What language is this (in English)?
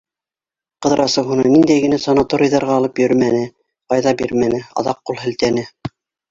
Bashkir